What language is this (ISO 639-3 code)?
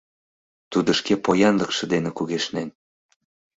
chm